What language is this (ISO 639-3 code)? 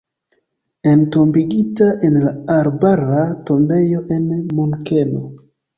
epo